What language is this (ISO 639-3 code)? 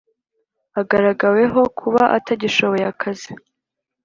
kin